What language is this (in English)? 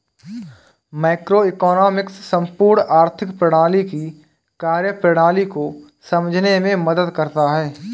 Hindi